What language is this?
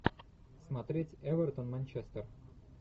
Russian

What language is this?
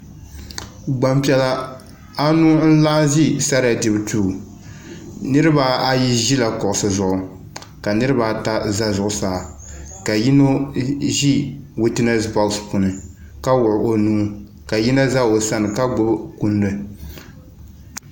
Dagbani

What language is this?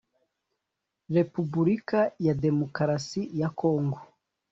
Kinyarwanda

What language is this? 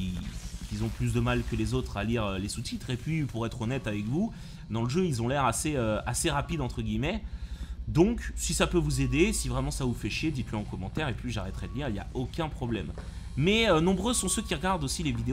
French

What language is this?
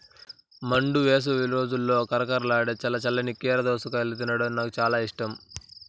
Telugu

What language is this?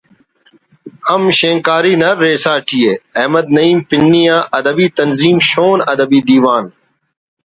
Brahui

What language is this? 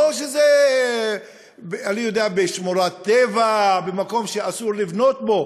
Hebrew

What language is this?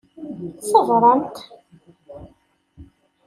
Kabyle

